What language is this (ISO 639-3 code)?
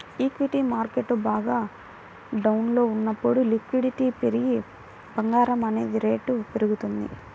tel